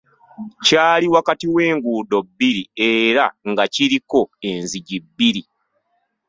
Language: Ganda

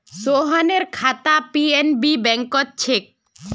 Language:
Magahi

